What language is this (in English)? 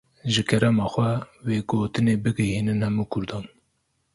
Kurdish